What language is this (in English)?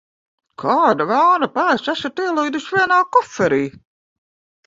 Latvian